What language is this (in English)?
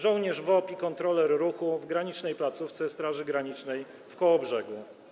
Polish